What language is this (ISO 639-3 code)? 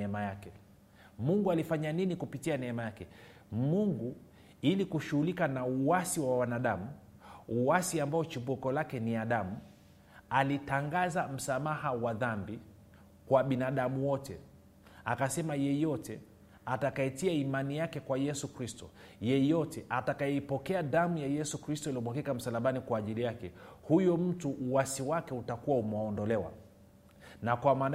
swa